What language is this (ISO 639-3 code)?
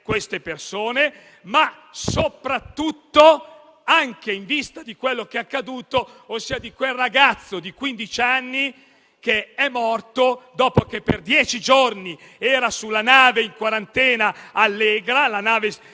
ita